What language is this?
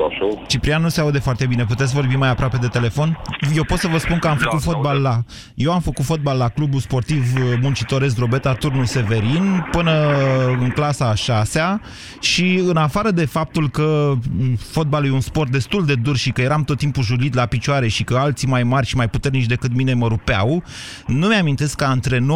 Romanian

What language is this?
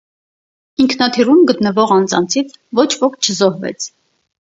Armenian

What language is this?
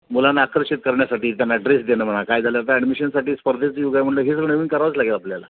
Marathi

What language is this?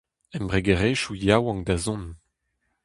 Breton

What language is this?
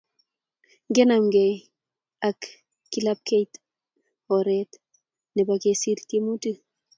Kalenjin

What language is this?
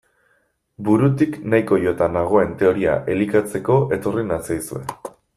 Basque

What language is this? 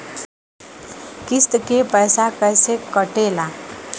Bhojpuri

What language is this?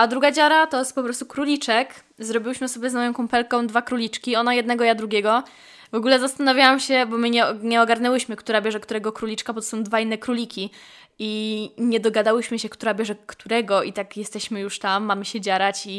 Polish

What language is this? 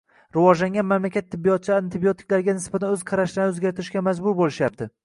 Uzbek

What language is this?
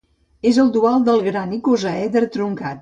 Catalan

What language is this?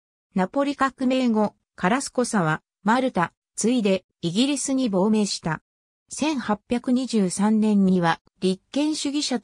Japanese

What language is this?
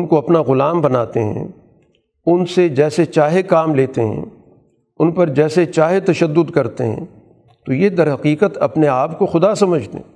Urdu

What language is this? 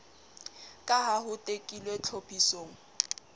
Southern Sotho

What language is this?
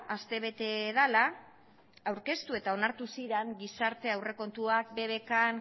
Basque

